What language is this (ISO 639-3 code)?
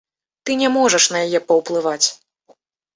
bel